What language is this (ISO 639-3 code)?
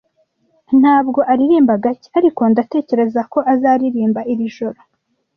kin